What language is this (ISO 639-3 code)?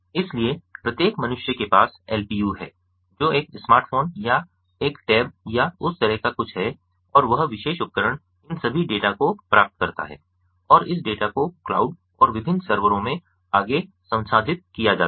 hin